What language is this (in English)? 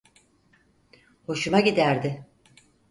Turkish